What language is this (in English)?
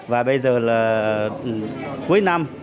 Vietnamese